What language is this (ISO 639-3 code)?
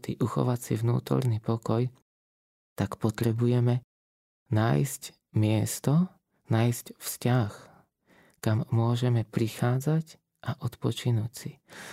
slk